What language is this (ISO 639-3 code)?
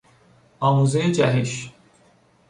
fas